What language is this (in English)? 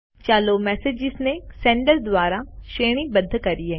Gujarati